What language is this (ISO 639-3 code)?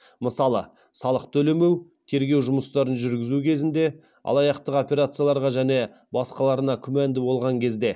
kaz